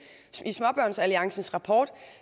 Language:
Danish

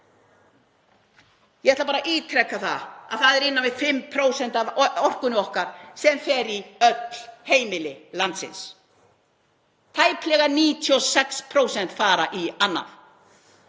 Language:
Icelandic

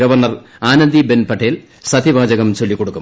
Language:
Malayalam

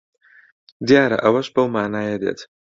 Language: Central Kurdish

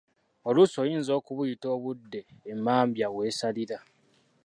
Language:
Ganda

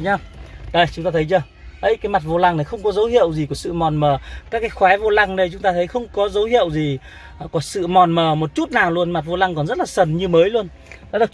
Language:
Vietnamese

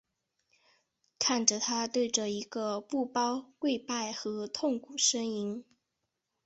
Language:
Chinese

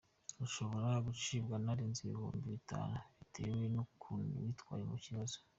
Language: Kinyarwanda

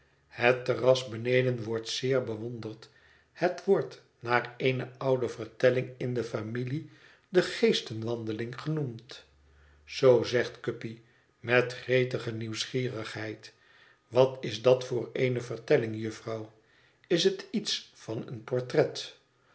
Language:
Dutch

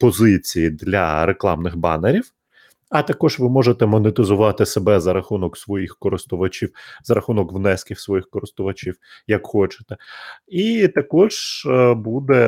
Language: Ukrainian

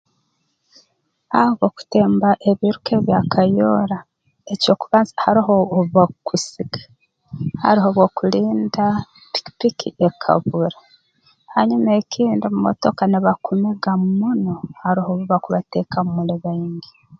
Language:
Tooro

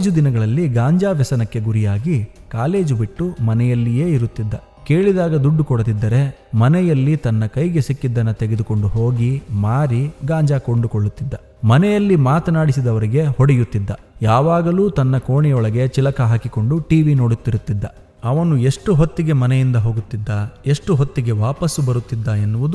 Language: Malayalam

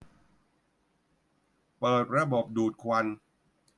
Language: Thai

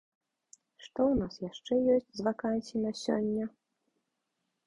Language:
Belarusian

